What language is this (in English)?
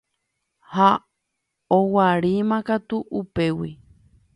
Guarani